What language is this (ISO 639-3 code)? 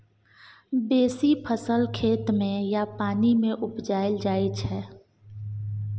mai